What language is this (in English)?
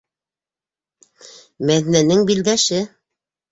Bashkir